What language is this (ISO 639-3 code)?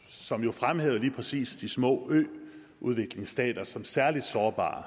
dan